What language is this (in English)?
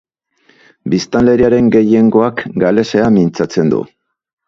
Basque